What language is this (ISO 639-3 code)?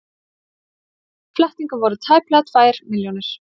isl